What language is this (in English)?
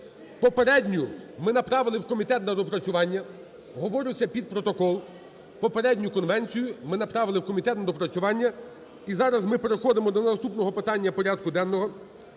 Ukrainian